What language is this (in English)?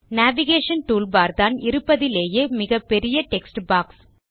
Tamil